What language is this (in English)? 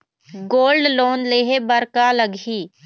Chhattisgarhi